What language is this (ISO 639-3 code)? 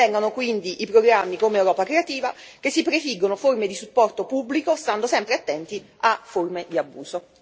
ita